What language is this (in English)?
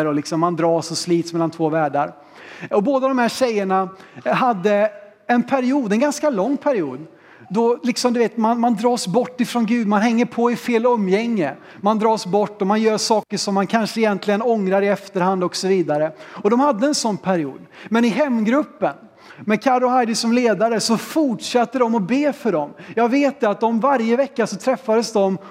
Swedish